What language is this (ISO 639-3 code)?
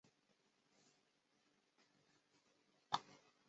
zho